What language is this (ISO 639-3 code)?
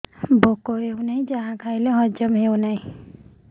ori